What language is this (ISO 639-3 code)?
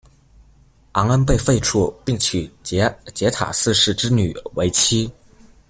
zho